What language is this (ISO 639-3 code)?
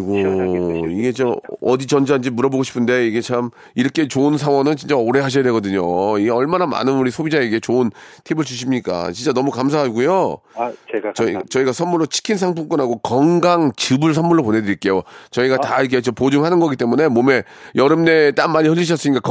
kor